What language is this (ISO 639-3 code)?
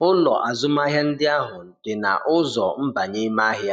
ibo